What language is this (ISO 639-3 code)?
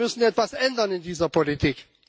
deu